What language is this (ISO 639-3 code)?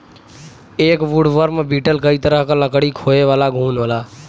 bho